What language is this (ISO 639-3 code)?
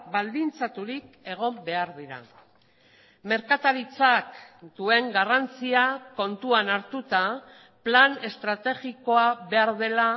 eus